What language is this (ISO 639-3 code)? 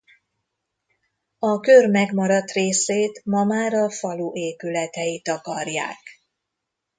hun